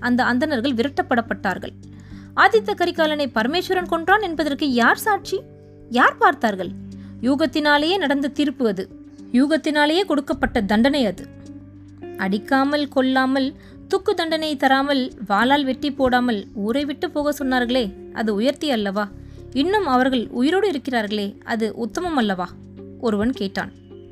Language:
Tamil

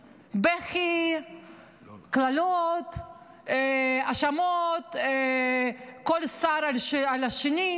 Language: Hebrew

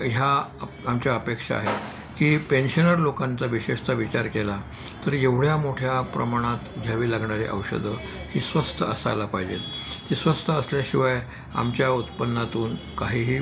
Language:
Marathi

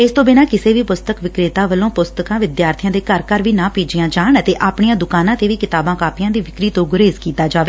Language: Punjabi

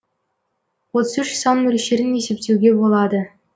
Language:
Kazakh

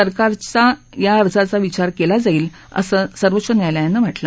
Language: Marathi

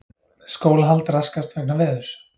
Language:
Icelandic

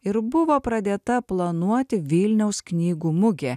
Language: Lithuanian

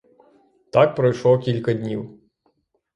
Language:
Ukrainian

